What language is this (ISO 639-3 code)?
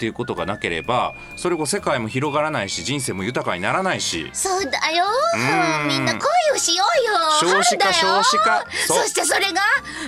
jpn